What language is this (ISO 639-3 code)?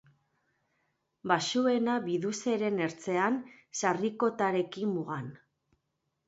eus